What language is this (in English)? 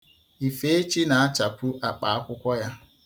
Igbo